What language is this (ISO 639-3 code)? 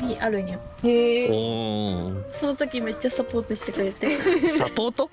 jpn